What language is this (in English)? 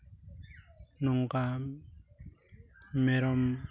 Santali